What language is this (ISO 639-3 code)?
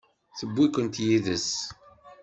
kab